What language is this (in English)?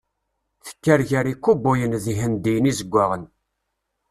Kabyle